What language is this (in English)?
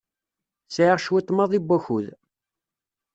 Kabyle